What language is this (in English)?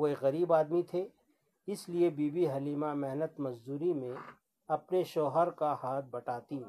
Urdu